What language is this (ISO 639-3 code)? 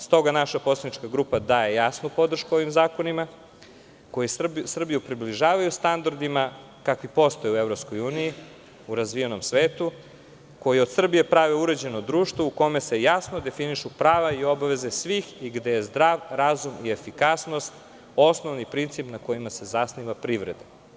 srp